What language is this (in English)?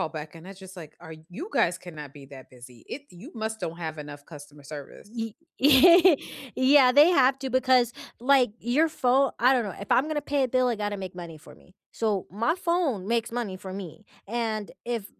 English